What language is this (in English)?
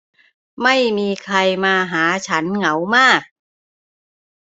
Thai